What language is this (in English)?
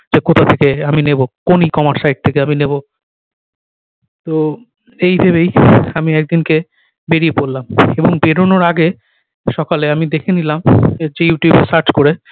Bangla